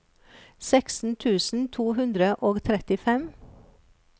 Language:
Norwegian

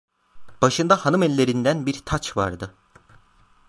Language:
Turkish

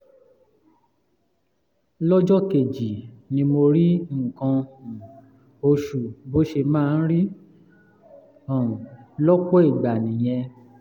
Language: Yoruba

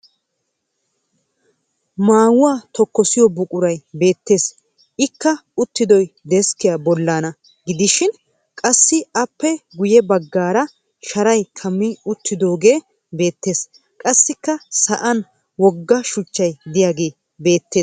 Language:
Wolaytta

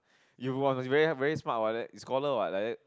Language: English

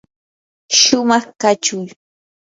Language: Yanahuanca Pasco Quechua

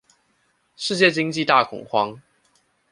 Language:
Chinese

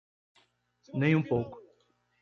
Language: Portuguese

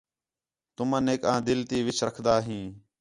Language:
Khetrani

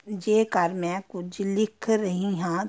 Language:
Punjabi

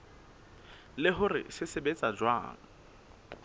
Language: Southern Sotho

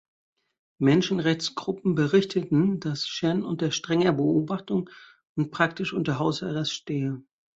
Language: German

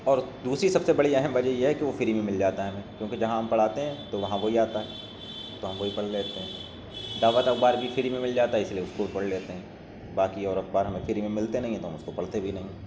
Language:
Urdu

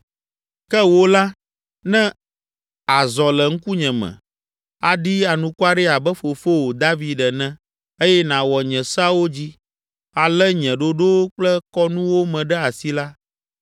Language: Ewe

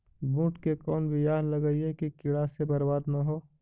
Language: Magahi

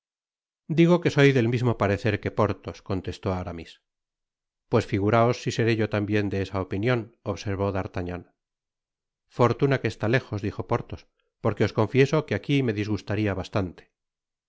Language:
Spanish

